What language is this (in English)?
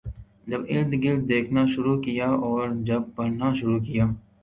Urdu